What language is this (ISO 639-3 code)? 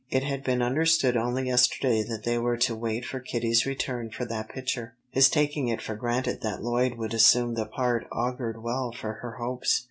eng